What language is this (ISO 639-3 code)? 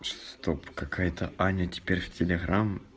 rus